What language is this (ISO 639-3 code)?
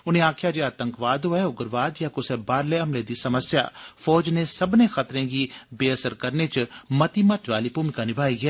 doi